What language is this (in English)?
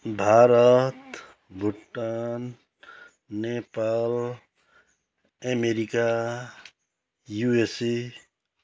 Nepali